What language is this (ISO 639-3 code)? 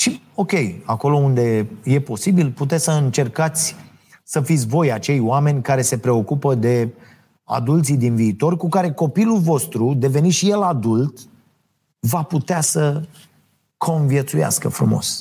ron